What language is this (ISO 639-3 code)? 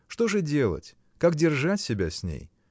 rus